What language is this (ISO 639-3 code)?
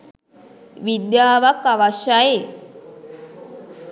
sin